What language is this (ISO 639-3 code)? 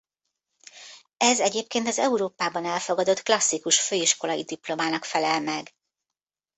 hun